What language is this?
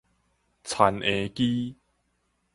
Min Nan Chinese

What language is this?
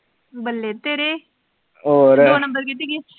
Punjabi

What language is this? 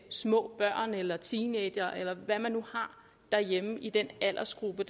Danish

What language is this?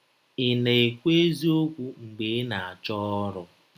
Igbo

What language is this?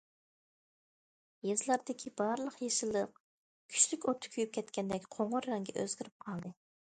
Uyghur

